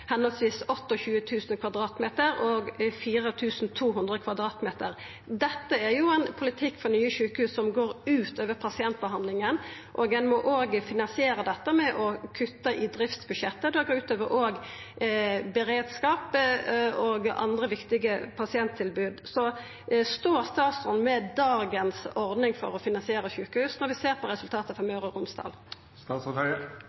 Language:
Norwegian Nynorsk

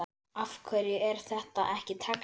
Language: Icelandic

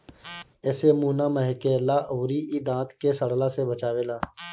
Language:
Bhojpuri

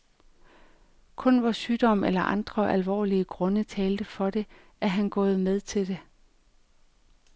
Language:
Danish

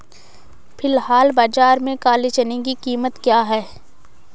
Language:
Hindi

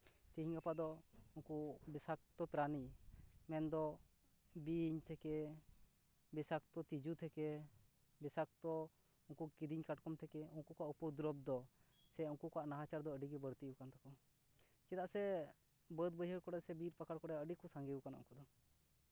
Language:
Santali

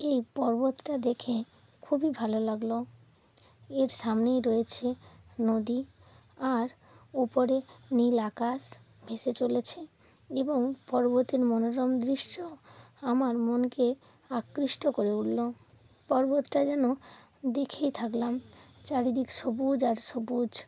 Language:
Bangla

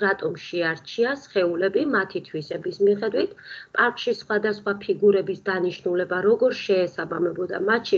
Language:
Romanian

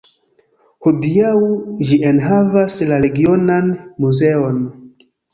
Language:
Esperanto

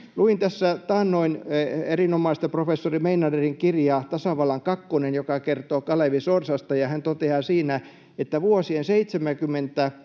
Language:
Finnish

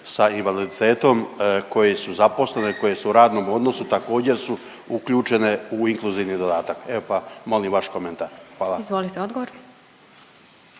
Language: Croatian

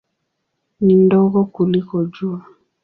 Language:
Swahili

